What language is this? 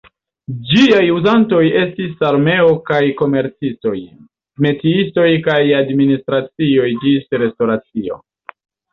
Esperanto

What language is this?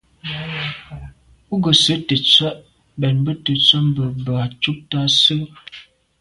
Medumba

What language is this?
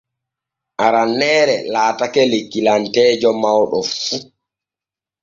Borgu Fulfulde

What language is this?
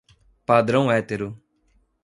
Portuguese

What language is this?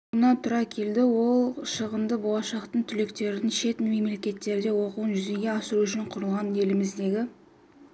Kazakh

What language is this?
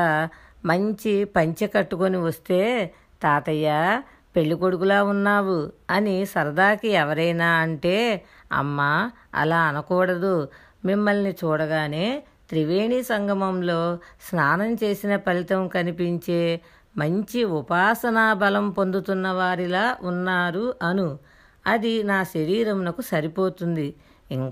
Telugu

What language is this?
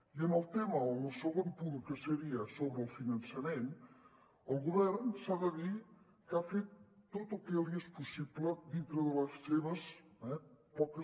Catalan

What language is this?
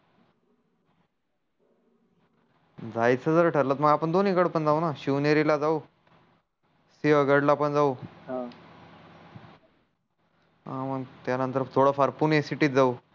Marathi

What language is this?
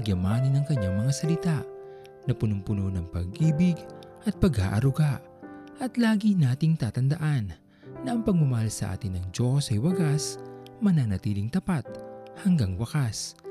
Filipino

